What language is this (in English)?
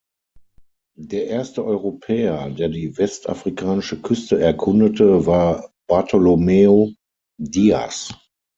German